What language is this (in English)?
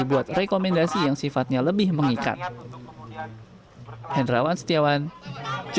Indonesian